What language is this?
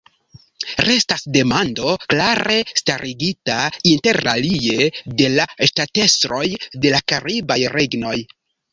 Esperanto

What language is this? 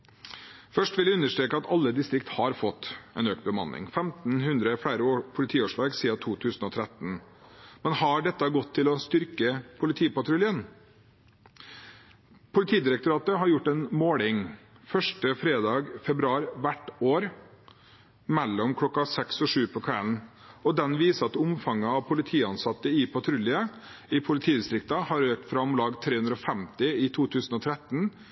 Norwegian Bokmål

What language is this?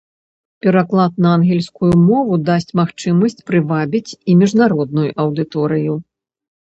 Belarusian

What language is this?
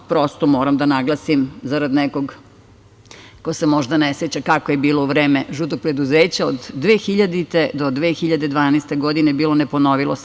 Serbian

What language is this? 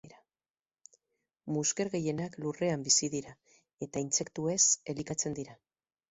Basque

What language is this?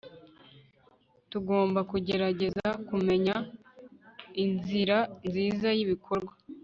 Kinyarwanda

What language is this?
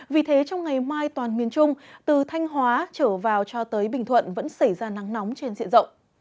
Vietnamese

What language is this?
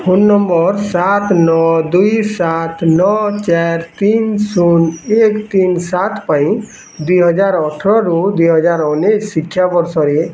Odia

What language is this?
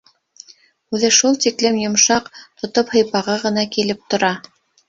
Bashkir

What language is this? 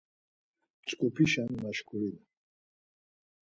Laz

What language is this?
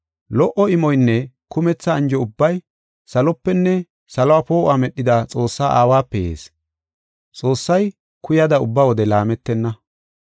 Gofa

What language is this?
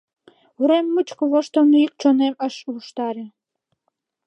Mari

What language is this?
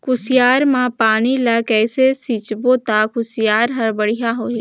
Chhattisgarhi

